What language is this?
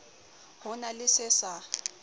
Southern Sotho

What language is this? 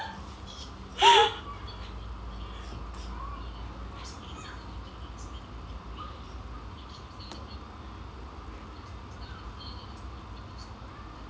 English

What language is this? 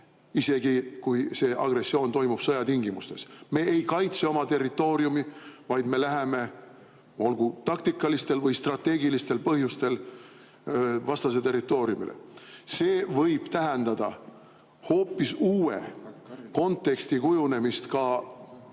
Estonian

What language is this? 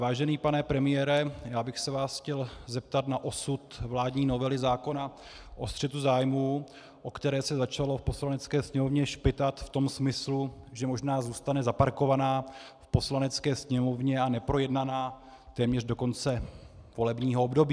Czech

